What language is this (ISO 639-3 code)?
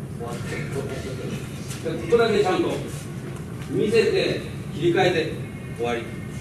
jpn